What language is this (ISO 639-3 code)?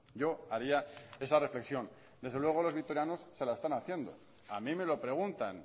spa